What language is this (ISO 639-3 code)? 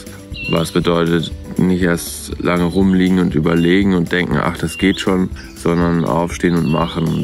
deu